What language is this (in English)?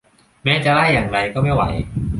Thai